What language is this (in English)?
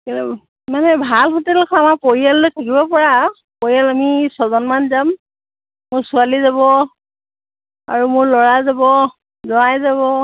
Assamese